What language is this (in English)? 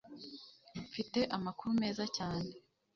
Kinyarwanda